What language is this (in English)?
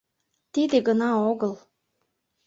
Mari